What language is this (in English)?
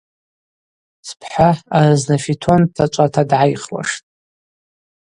Abaza